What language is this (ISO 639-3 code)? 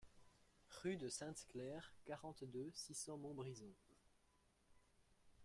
fra